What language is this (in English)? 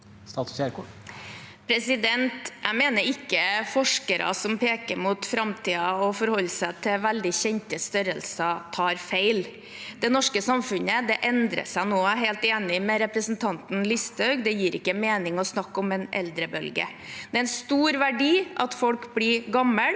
Norwegian